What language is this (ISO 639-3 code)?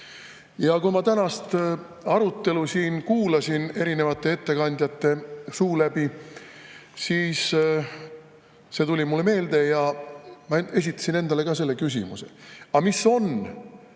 est